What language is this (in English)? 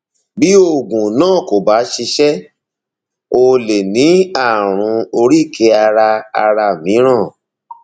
Yoruba